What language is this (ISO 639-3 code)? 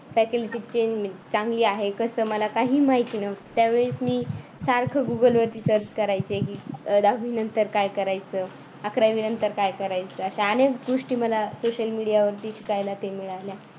mar